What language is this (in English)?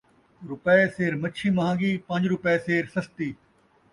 Saraiki